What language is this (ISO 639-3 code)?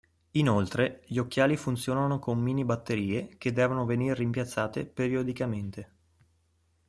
ita